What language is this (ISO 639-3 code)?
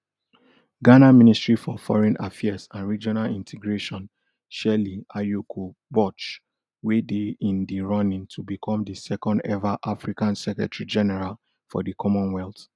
pcm